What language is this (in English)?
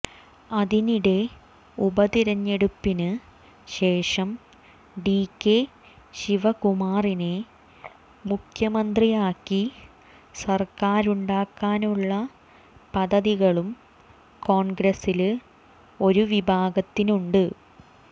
Malayalam